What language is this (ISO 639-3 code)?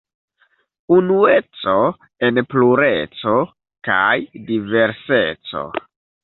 epo